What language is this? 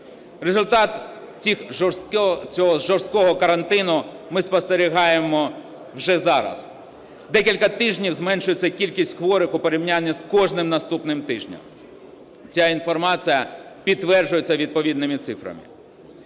Ukrainian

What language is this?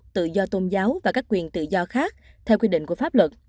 Vietnamese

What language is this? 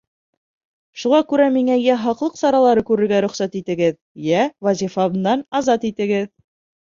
Bashkir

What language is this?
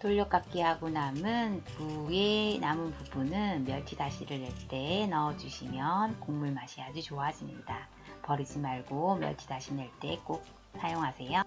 Korean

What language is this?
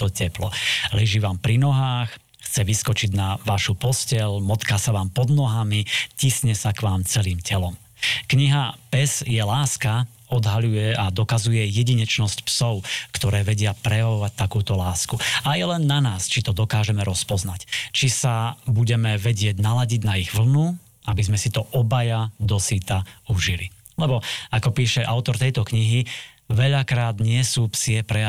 Slovak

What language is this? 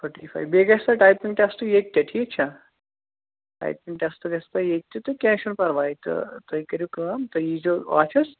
Kashmiri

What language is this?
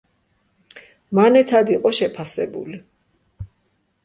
Georgian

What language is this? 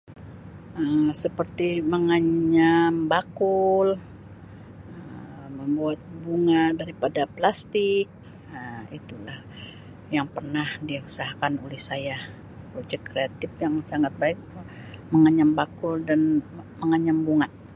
Sabah Malay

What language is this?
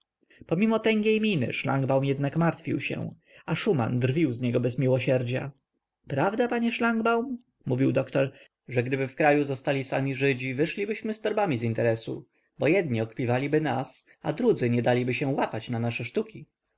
Polish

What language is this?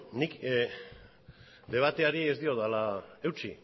Basque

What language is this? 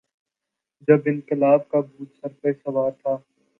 Urdu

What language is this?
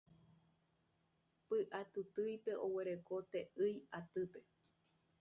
Guarani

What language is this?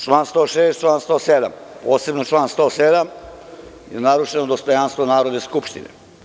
Serbian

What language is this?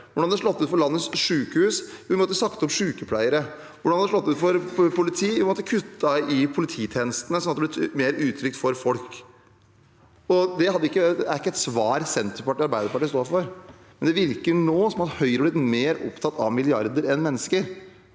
Norwegian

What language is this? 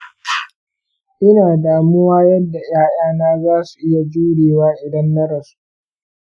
Hausa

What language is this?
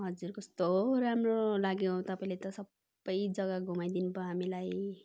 Nepali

